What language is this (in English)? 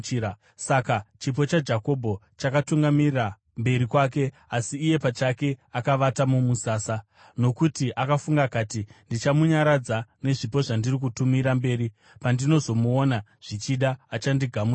Shona